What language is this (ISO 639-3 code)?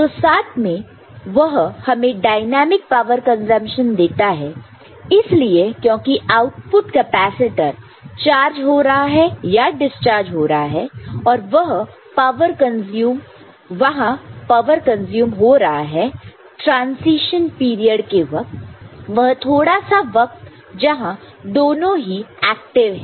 hin